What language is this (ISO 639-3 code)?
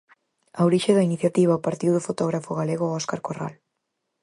glg